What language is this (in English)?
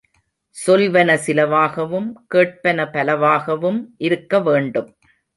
Tamil